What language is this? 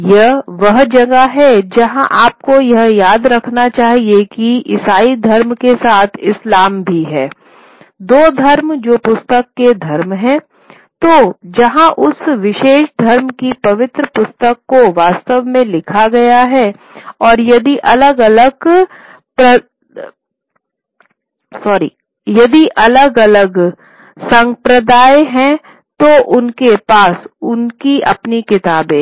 Hindi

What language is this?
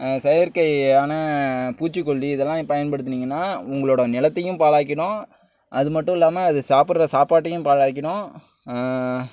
Tamil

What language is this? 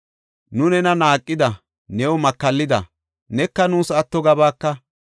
Gofa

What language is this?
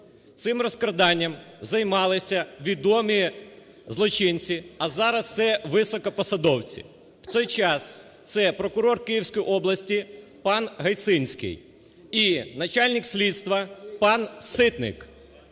Ukrainian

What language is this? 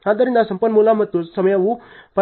Kannada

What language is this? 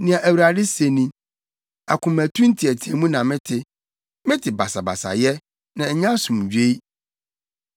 Akan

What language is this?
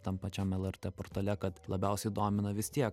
Lithuanian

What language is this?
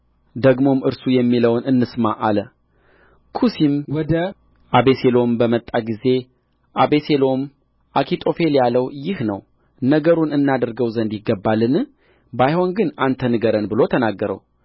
Amharic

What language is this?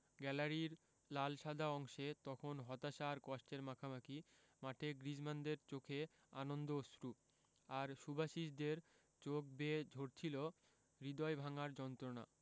Bangla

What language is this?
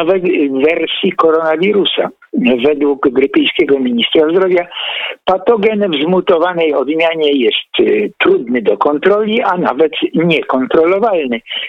Polish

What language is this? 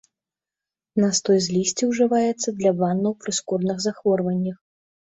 Belarusian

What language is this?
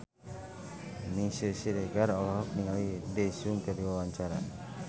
Sundanese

